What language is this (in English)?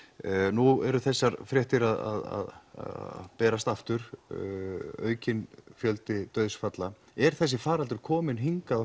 Icelandic